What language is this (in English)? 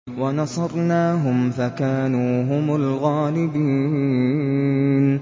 Arabic